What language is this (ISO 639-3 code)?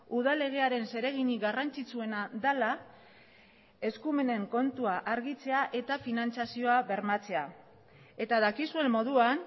eus